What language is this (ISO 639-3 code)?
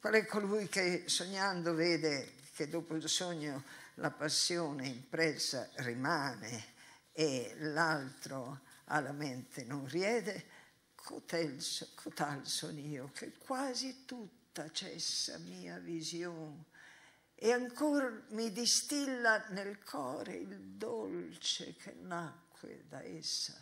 ita